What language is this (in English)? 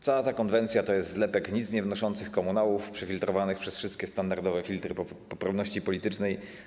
Polish